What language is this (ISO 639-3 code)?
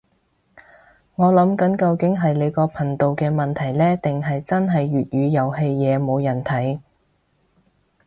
yue